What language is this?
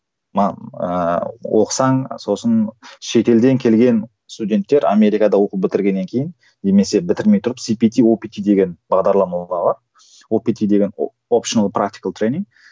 Kazakh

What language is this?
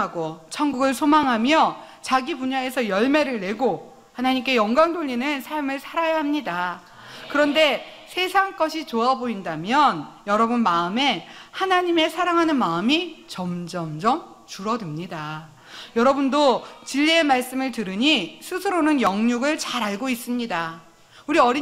Korean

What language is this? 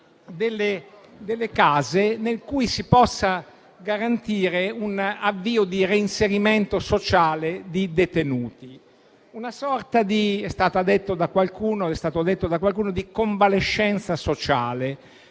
Italian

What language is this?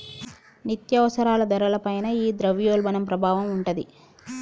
Telugu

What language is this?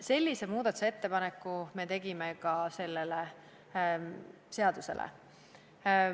Estonian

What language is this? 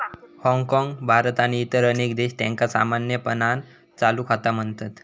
Marathi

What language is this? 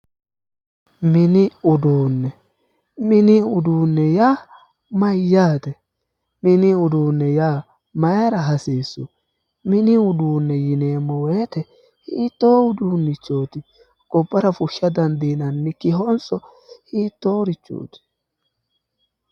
Sidamo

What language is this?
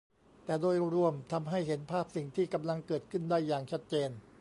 Thai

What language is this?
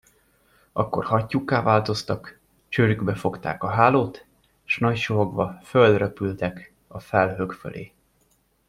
Hungarian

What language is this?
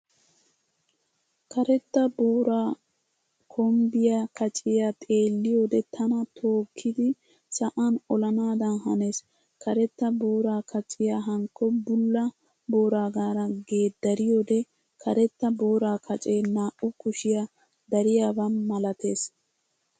Wolaytta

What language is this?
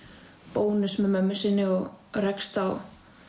Icelandic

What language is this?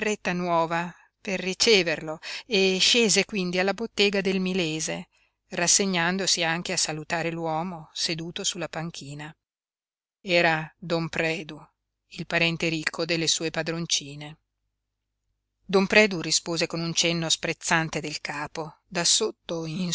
Italian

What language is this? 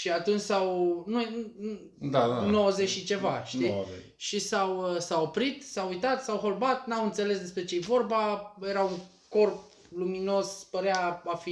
Romanian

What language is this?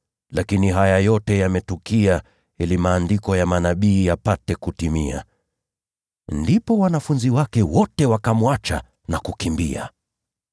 Swahili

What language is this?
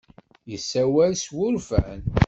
Kabyle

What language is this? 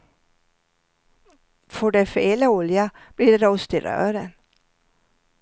Swedish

